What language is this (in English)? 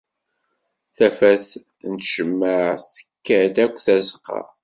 Kabyle